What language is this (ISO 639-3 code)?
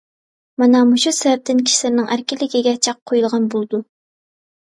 uig